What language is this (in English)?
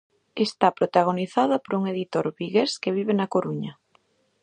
Galician